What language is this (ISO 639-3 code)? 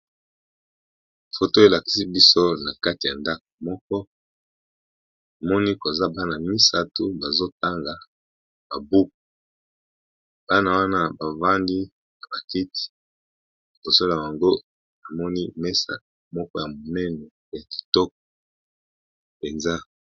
lin